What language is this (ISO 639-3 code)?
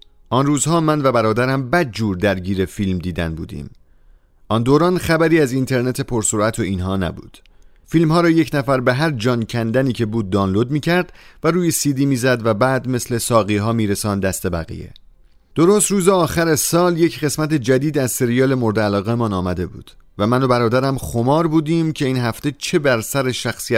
fas